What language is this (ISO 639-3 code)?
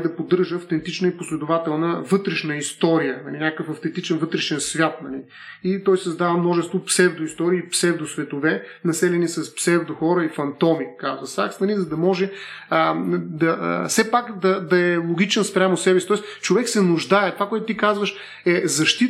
bul